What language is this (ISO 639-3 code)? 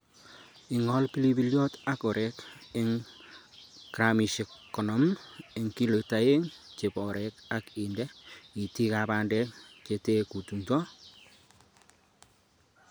kln